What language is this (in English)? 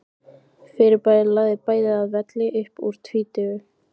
Icelandic